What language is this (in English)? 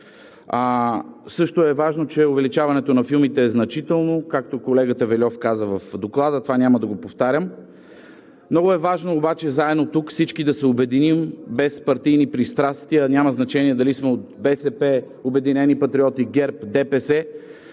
Bulgarian